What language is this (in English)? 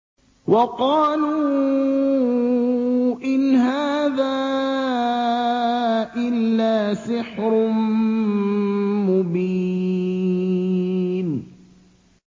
Arabic